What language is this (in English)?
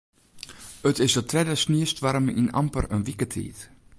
Western Frisian